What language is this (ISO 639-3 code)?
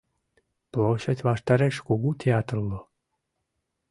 chm